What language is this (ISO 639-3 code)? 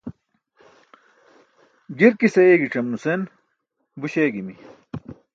bsk